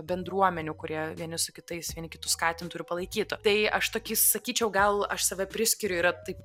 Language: Lithuanian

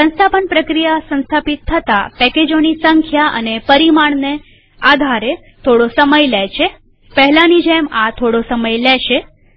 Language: Gujarati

